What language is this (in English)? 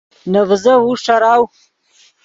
Yidgha